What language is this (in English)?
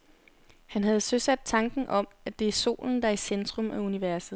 Danish